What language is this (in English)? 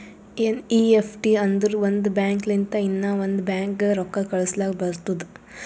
Kannada